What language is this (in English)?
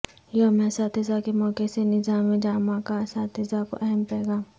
Urdu